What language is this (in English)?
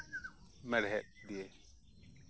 Santali